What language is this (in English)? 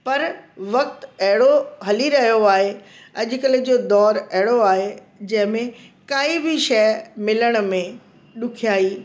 Sindhi